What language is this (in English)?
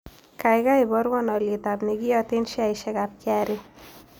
Kalenjin